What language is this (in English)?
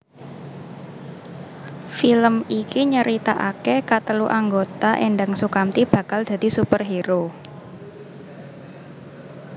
Javanese